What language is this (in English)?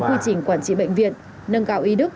Vietnamese